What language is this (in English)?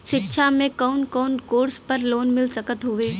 Bhojpuri